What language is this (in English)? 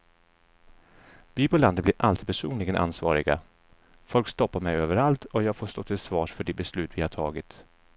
Swedish